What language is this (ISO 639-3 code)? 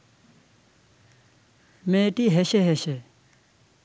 ben